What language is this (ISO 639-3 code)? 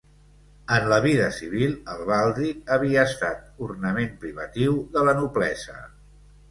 cat